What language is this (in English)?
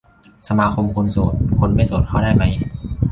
Thai